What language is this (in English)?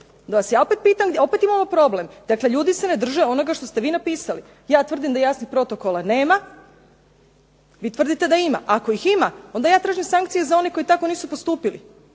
Croatian